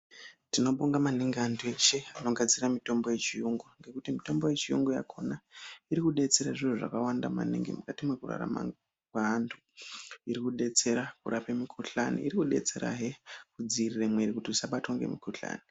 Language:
Ndau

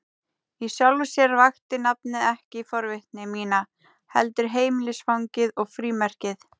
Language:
Icelandic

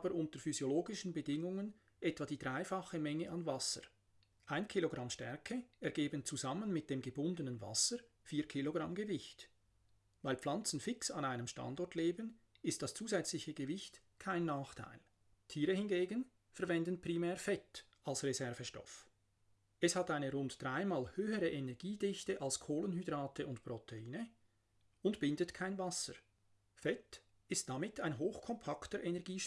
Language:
German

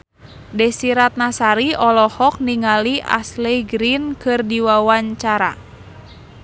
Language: Sundanese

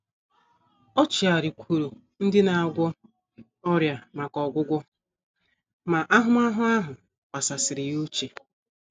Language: Igbo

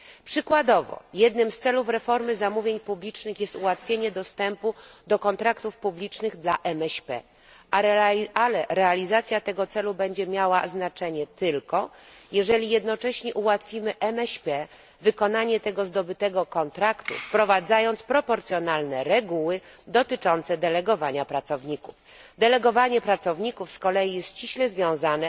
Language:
Polish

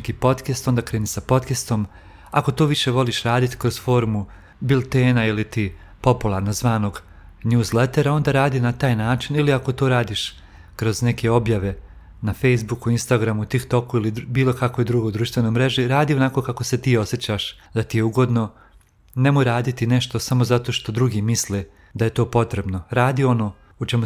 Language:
Croatian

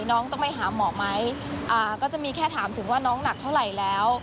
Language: Thai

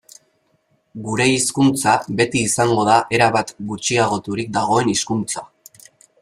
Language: Basque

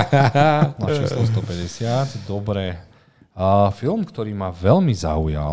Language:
Slovak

